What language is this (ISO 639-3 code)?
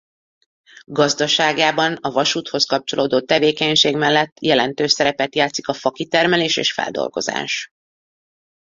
hun